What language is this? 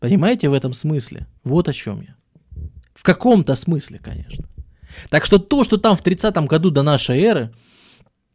Russian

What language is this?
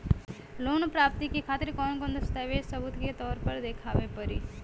Bhojpuri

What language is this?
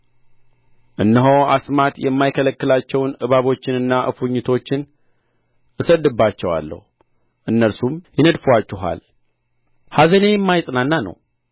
Amharic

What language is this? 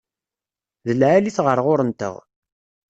Kabyle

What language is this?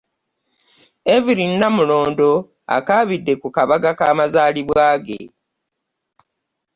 Ganda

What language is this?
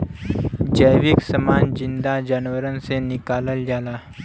Bhojpuri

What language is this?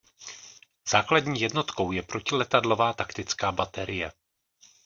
Czech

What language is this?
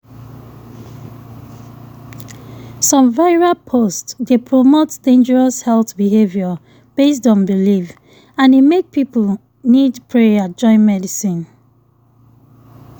Nigerian Pidgin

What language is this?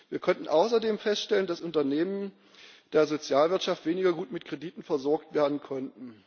German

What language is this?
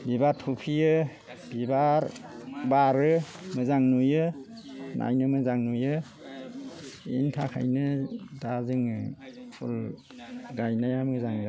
Bodo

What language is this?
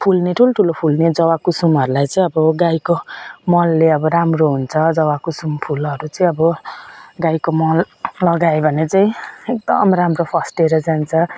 Nepali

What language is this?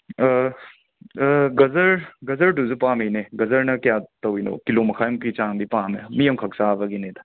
Manipuri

